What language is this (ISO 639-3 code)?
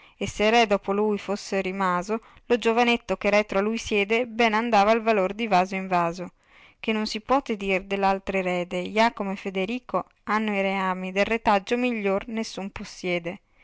ita